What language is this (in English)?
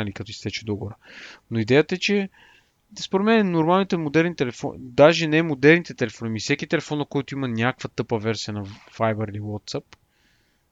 Bulgarian